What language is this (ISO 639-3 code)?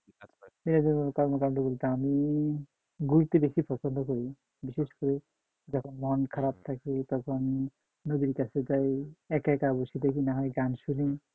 ben